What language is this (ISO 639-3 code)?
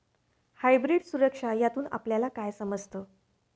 mar